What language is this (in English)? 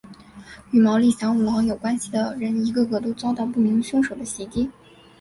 Chinese